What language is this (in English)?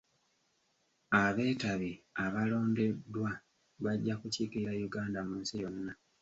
Ganda